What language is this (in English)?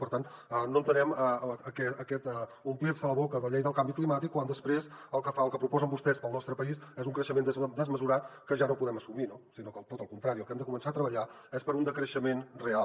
Catalan